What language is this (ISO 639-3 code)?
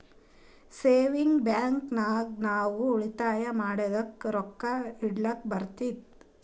kan